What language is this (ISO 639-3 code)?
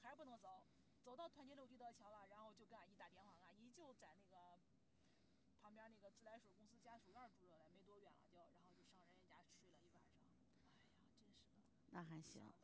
zho